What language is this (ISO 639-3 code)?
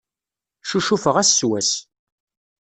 kab